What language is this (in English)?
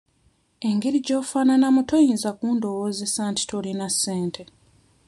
Ganda